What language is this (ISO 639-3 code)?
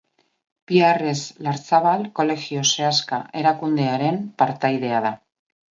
eus